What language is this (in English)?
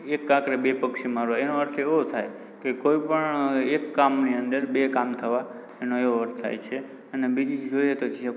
Gujarati